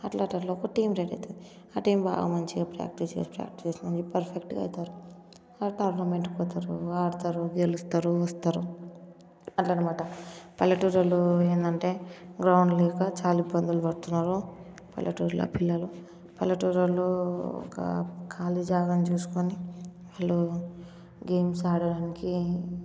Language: Telugu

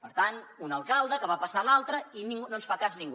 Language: Catalan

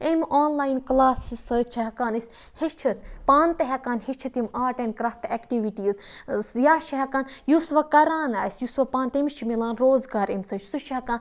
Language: Kashmiri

